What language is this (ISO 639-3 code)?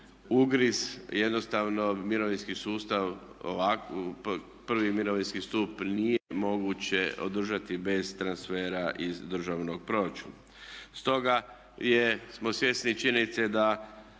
hrv